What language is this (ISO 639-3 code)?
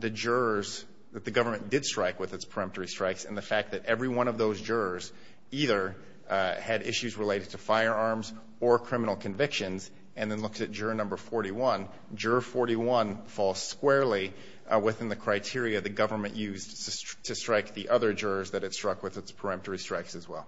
eng